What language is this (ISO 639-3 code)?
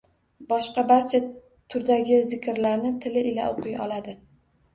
uzb